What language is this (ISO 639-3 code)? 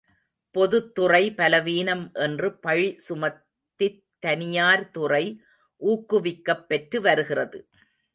tam